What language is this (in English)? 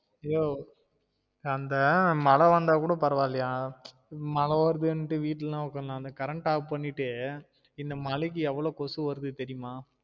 Tamil